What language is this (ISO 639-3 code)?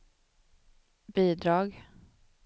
swe